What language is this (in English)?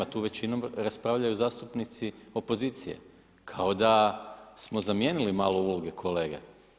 Croatian